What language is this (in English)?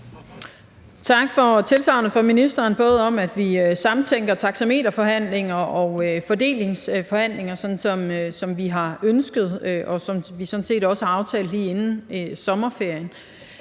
Danish